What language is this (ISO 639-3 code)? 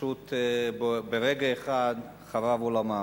heb